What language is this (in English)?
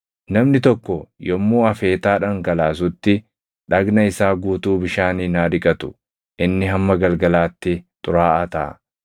Oromo